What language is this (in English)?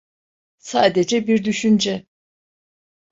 Turkish